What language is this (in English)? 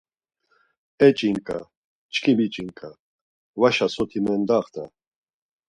Laz